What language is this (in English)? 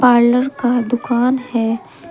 Hindi